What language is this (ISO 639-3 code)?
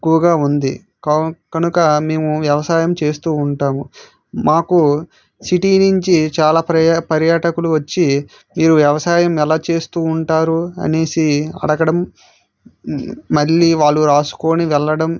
tel